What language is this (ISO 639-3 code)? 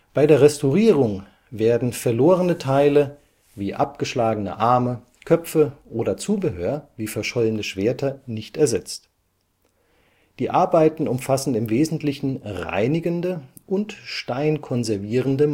deu